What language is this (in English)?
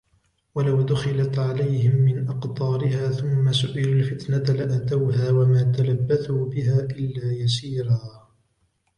Arabic